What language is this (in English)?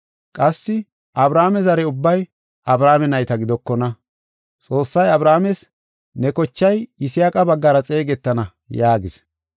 Gofa